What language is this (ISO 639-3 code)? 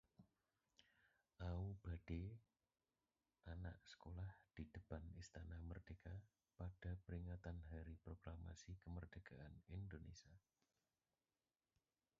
ind